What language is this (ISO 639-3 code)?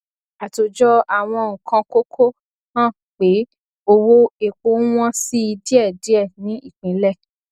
yor